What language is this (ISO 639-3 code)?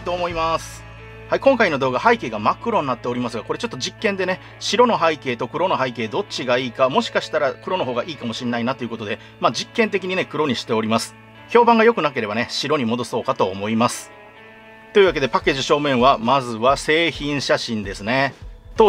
jpn